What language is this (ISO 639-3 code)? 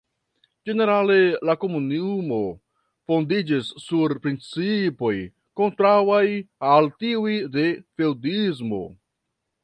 epo